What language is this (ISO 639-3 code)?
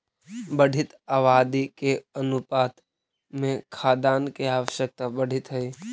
mag